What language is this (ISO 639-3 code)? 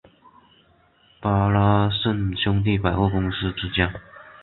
zho